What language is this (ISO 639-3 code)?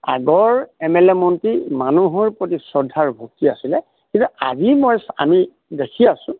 asm